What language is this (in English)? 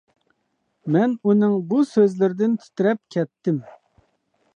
Uyghur